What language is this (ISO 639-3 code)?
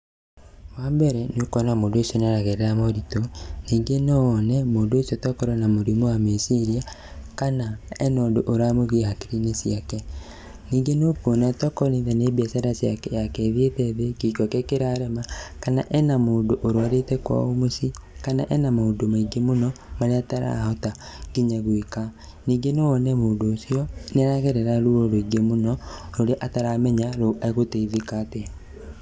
kik